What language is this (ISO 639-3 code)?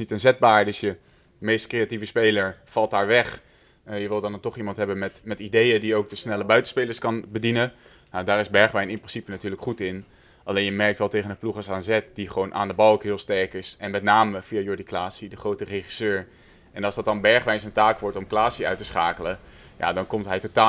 nld